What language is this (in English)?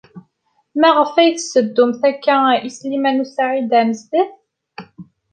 Kabyle